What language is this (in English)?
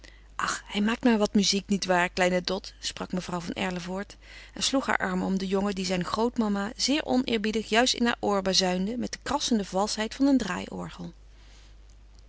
Dutch